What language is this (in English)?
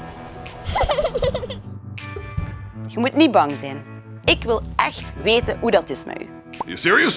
Dutch